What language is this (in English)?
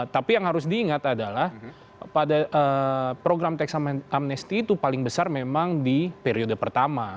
Indonesian